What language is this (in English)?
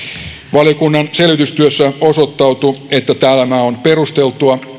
Finnish